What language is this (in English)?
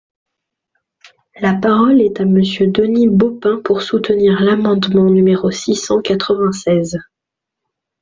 French